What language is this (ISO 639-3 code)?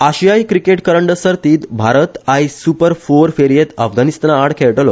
kok